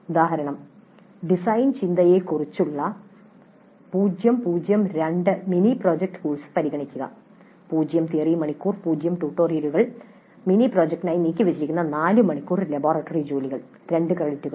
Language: Malayalam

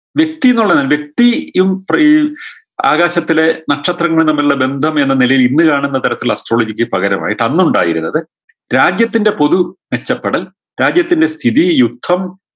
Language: Malayalam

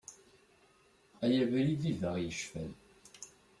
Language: Kabyle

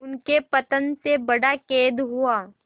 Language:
Hindi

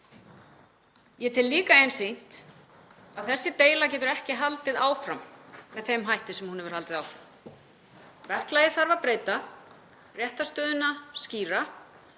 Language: Icelandic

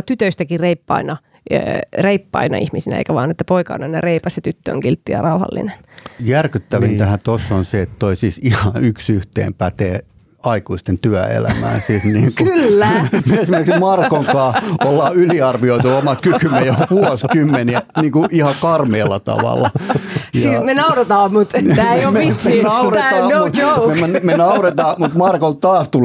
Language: Finnish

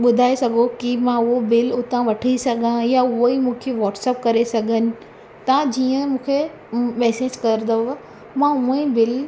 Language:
Sindhi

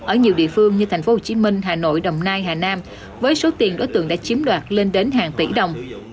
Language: Vietnamese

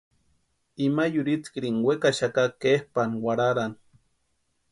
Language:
Western Highland Purepecha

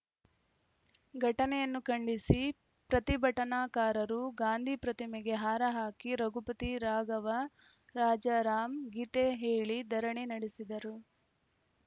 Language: Kannada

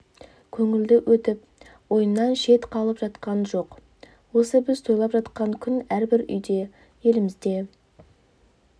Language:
Kazakh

